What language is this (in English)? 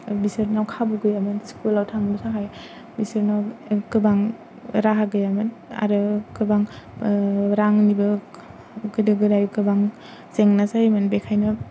Bodo